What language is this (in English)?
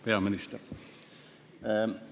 Estonian